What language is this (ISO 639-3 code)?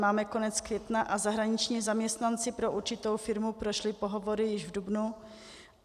ces